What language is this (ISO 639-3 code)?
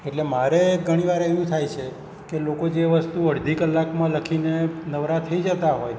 guj